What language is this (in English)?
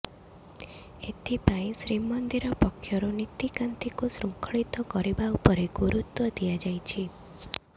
Odia